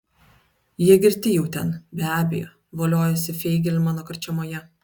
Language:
Lithuanian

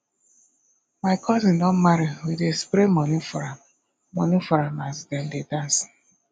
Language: Nigerian Pidgin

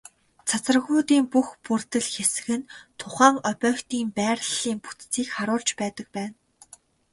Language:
Mongolian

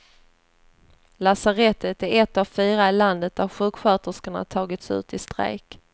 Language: Swedish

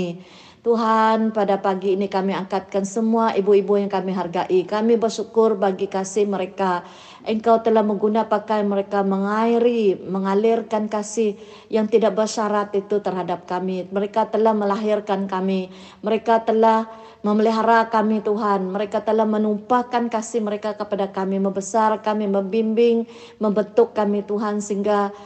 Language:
Malay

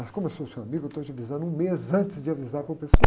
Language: Portuguese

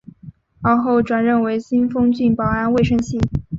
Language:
Chinese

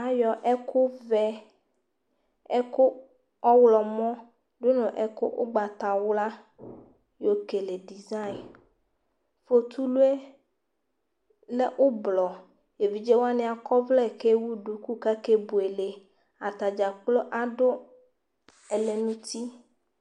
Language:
Ikposo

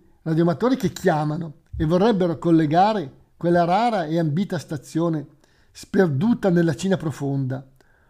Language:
Italian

